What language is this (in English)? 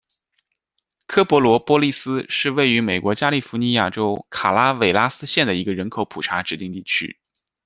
Chinese